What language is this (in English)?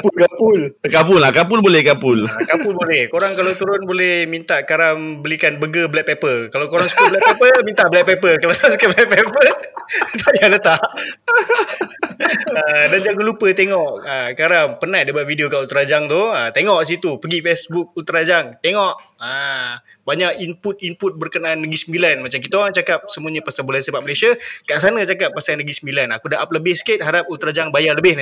Malay